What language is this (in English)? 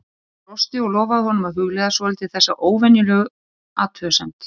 Icelandic